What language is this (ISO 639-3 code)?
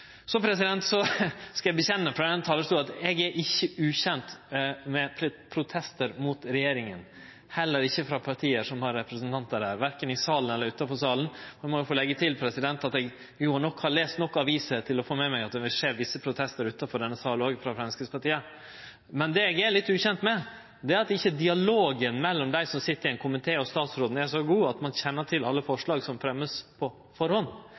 nno